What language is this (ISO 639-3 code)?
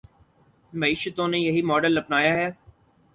urd